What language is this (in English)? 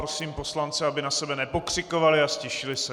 Czech